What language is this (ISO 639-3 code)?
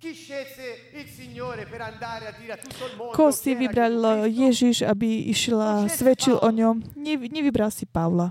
slk